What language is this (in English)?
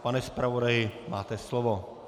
Czech